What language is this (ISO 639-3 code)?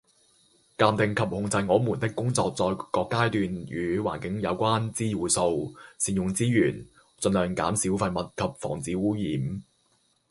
yue